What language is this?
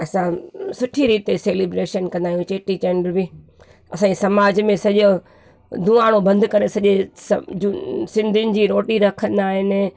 Sindhi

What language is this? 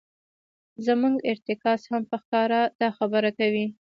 Pashto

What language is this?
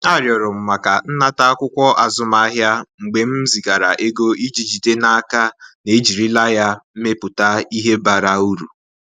Igbo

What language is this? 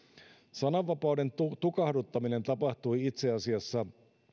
Finnish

